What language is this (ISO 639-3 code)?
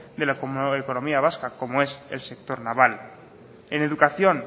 spa